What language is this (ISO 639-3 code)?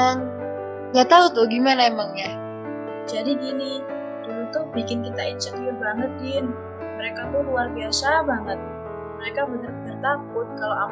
ind